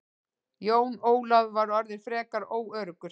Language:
Icelandic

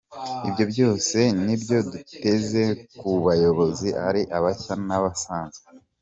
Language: Kinyarwanda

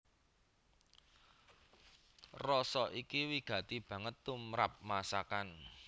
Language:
Javanese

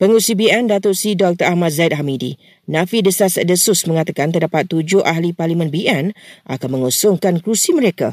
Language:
Malay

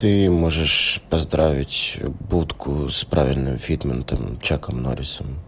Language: Russian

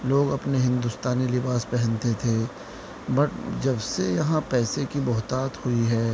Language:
Urdu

